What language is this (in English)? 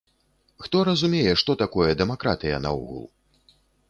Belarusian